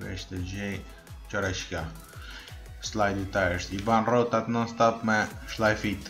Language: Romanian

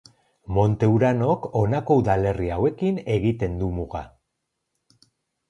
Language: Basque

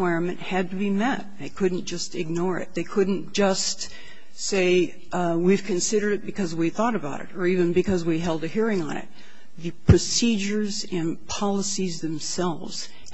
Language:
English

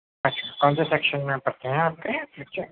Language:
Urdu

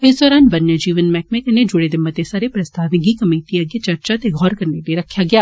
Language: Dogri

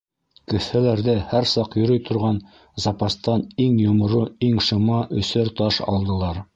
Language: Bashkir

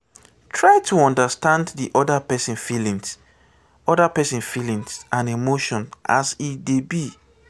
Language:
Nigerian Pidgin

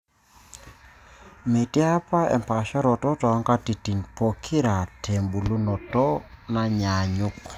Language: Masai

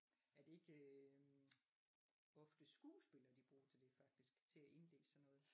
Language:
Danish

